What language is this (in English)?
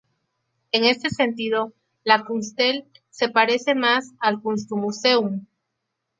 Spanish